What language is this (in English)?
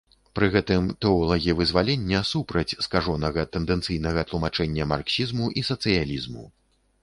Belarusian